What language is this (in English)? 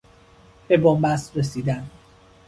Persian